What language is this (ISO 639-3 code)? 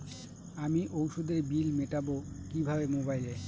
ben